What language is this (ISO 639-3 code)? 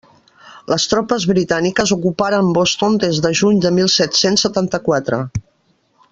cat